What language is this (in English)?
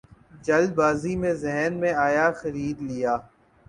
Urdu